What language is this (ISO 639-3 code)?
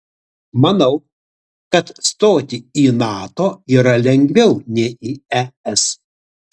lit